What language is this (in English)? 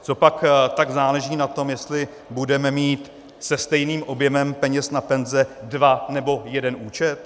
Czech